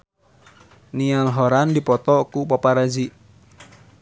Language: Sundanese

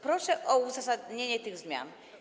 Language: Polish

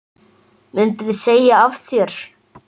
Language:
Icelandic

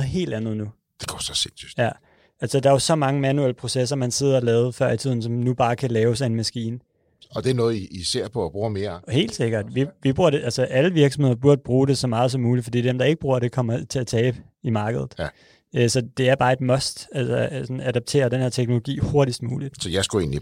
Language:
Danish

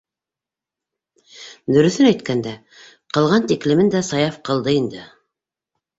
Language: Bashkir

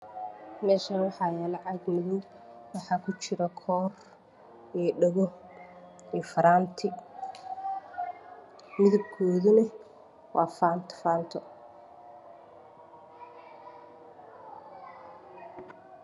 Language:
Somali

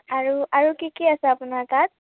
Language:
Assamese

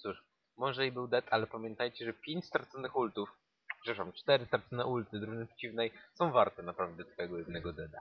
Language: Polish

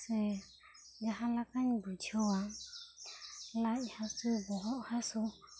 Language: Santali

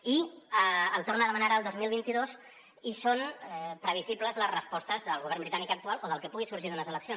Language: Catalan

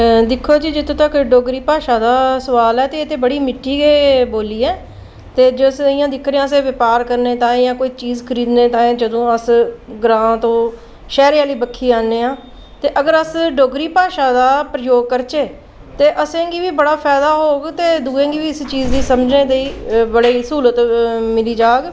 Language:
Dogri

